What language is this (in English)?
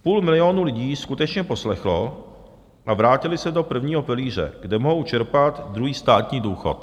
Czech